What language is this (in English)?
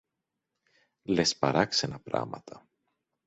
Greek